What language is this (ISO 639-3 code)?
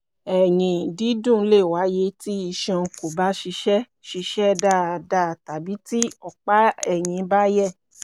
yor